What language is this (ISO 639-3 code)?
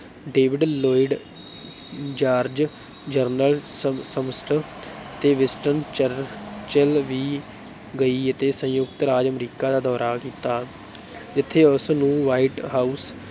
pan